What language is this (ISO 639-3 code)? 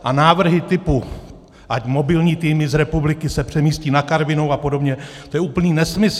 ces